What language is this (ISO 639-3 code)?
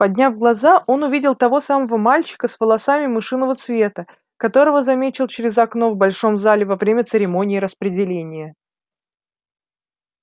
rus